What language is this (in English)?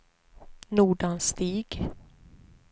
Swedish